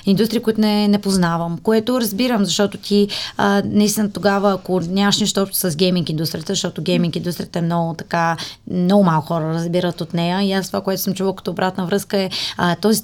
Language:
Bulgarian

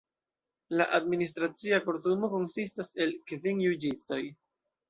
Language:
Esperanto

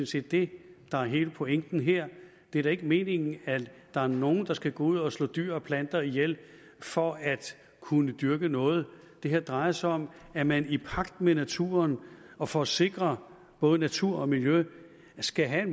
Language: Danish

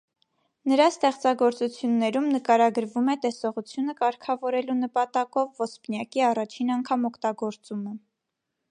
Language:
Armenian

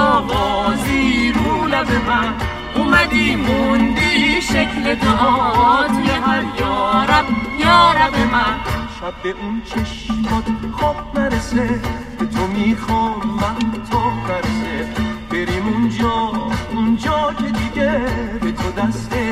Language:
Persian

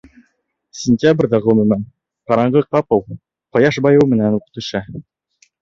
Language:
Bashkir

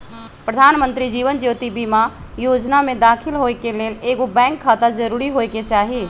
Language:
Magahi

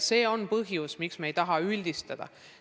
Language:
Estonian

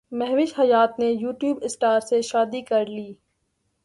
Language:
Urdu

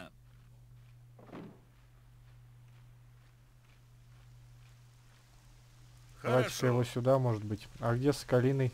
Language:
Russian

